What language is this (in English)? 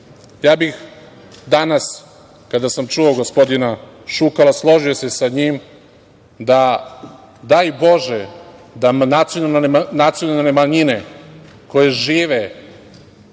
Serbian